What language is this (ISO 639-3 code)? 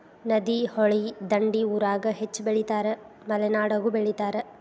kan